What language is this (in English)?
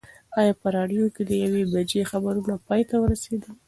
Pashto